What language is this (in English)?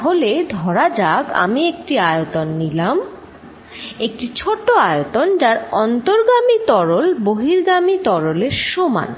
Bangla